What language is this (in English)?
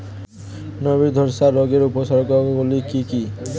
Bangla